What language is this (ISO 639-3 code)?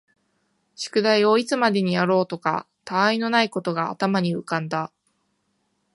jpn